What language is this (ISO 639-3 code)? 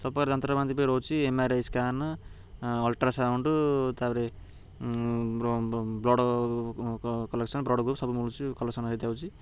ori